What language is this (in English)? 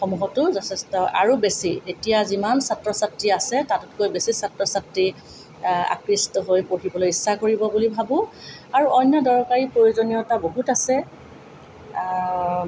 Assamese